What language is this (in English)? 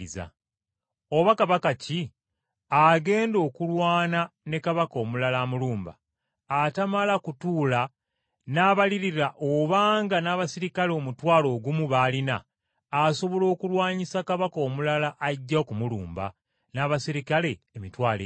Ganda